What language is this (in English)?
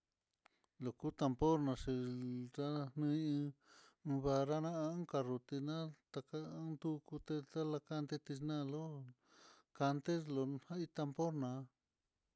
Mitlatongo Mixtec